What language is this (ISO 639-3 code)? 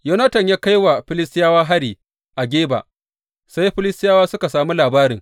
hau